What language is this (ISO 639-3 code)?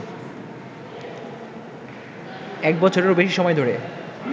ben